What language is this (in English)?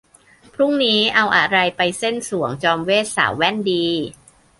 Thai